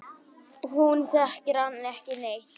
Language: Icelandic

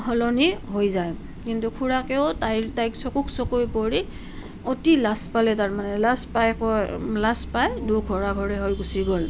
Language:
Assamese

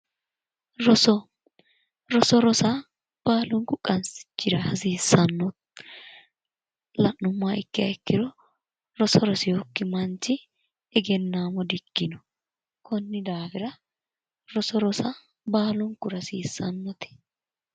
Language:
Sidamo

